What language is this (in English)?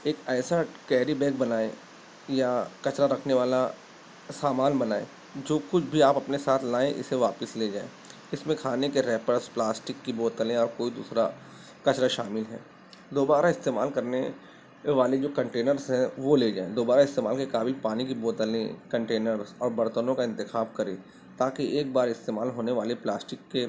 Urdu